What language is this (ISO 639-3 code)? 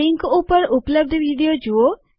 guj